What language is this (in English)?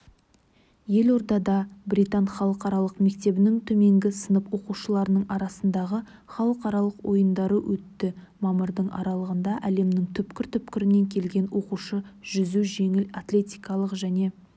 Kazakh